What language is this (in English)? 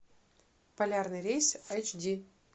Russian